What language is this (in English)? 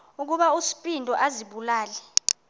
Xhosa